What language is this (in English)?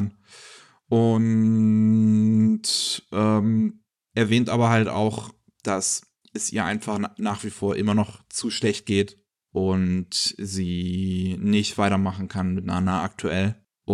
German